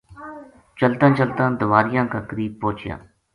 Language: Gujari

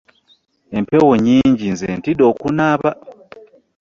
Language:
Ganda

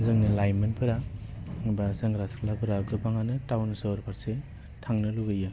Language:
Bodo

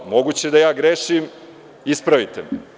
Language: Serbian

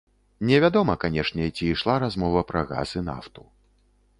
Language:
Belarusian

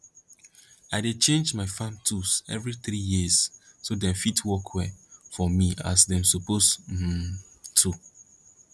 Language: Nigerian Pidgin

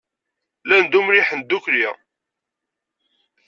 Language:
Kabyle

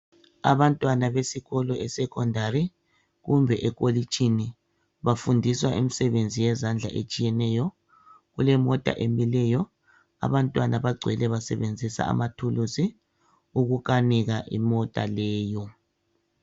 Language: North Ndebele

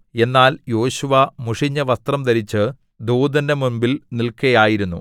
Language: Malayalam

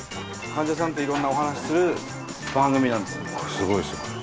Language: Japanese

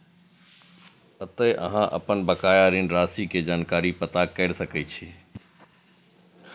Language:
Maithili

